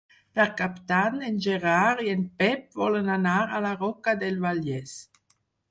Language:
Catalan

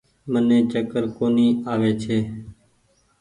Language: Goaria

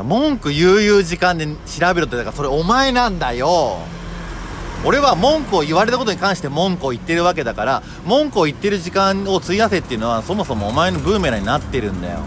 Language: Japanese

